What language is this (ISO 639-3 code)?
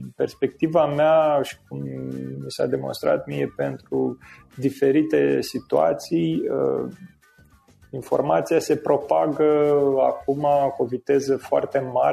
ron